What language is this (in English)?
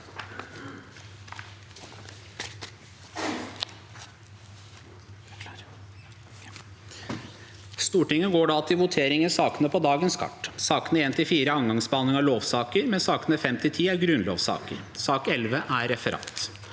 Norwegian